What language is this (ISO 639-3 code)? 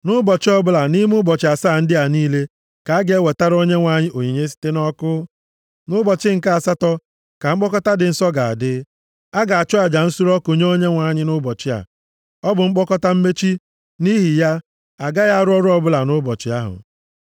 ibo